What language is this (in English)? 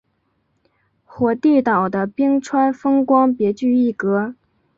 Chinese